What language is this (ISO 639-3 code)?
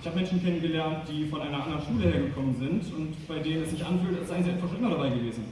deu